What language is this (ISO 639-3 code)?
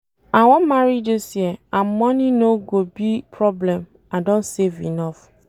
pcm